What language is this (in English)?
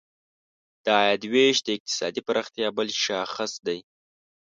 Pashto